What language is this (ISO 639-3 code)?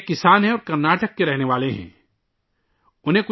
urd